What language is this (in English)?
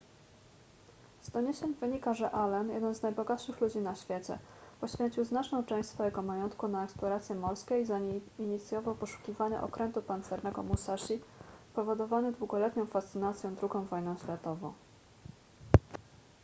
Polish